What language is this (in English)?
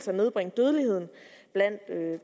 Danish